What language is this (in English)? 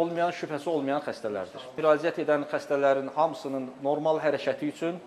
Turkish